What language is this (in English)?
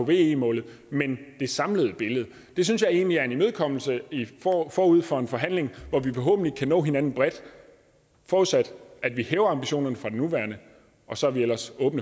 Danish